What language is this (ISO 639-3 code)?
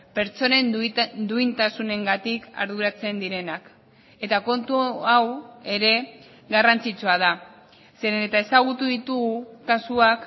eus